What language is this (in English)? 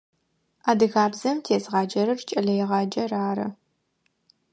Adyghe